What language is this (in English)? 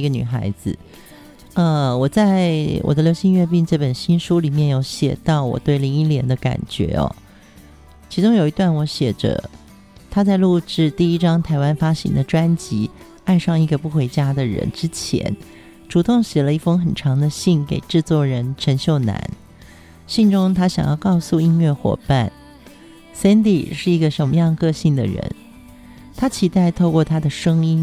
Chinese